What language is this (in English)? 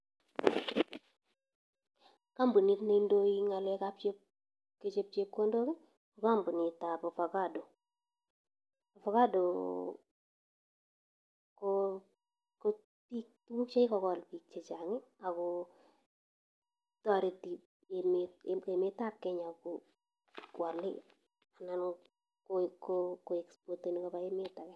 Kalenjin